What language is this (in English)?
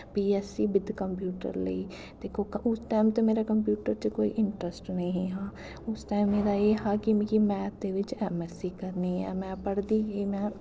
Dogri